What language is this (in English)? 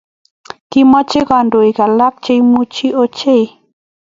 Kalenjin